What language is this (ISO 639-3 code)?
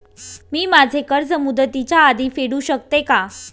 mar